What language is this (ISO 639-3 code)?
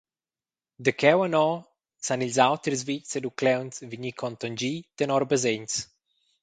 roh